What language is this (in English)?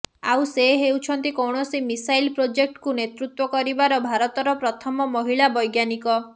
Odia